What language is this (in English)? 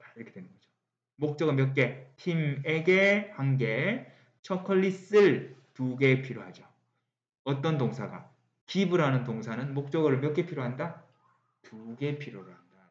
Korean